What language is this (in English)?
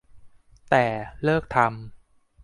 Thai